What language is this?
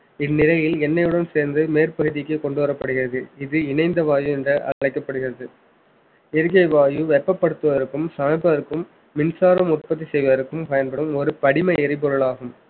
Tamil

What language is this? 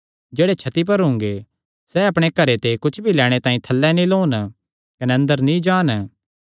Kangri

